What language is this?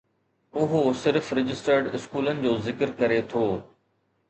Sindhi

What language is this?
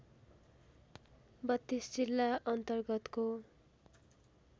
Nepali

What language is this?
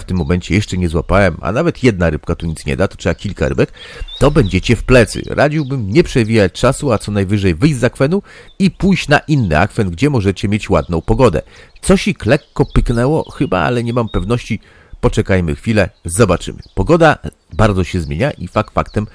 Polish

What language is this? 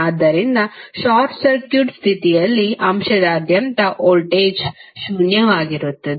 Kannada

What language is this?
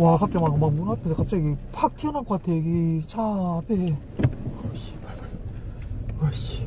Korean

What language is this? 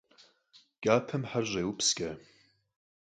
Kabardian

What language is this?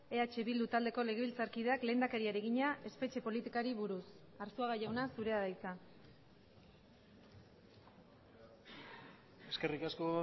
Basque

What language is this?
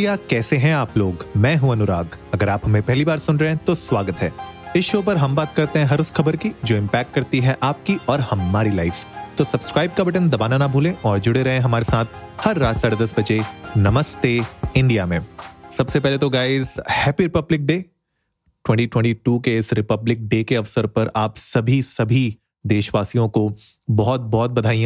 Hindi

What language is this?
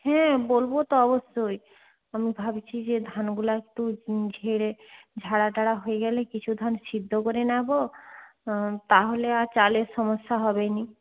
Bangla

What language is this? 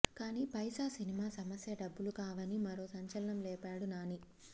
Telugu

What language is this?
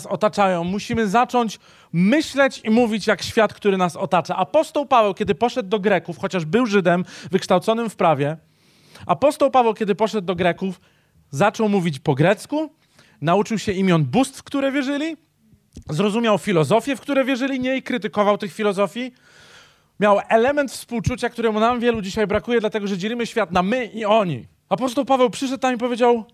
Polish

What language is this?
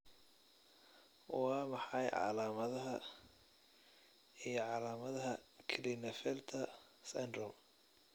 Somali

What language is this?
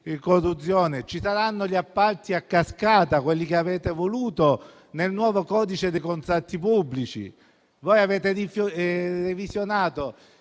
Italian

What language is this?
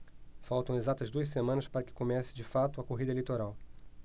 Portuguese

